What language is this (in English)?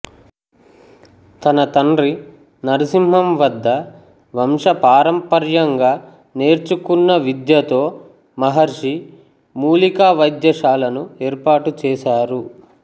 Telugu